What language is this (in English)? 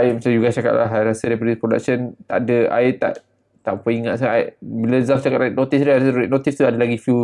Malay